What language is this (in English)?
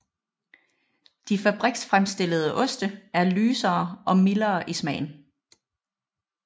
Danish